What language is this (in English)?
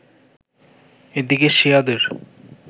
Bangla